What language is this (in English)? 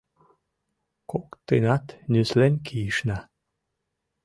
Mari